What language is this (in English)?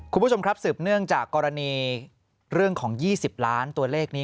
Thai